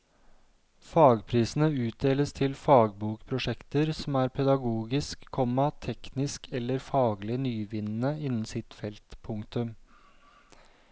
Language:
Norwegian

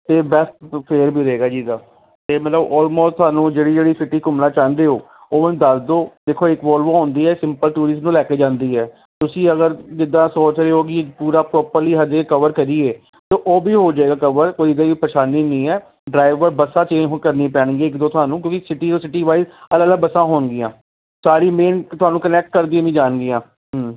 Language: Punjabi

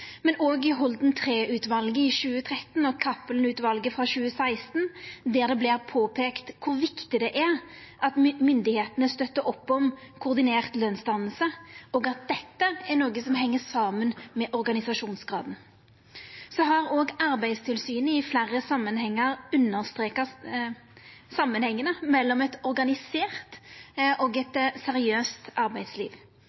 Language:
Norwegian Nynorsk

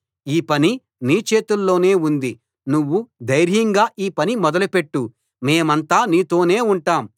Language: Telugu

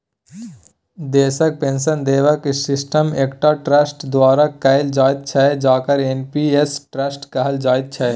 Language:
Maithili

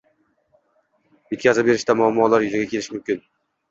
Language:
Uzbek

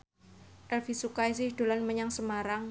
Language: Javanese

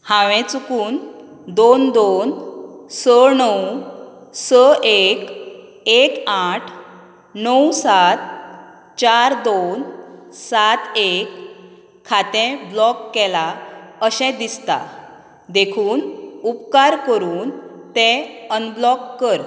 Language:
Konkani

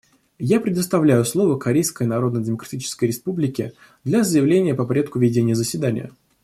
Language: Russian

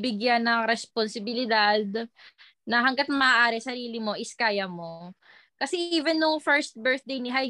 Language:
Filipino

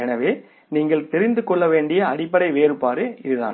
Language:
Tamil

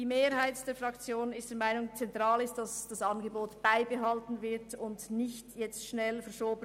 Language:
Swiss German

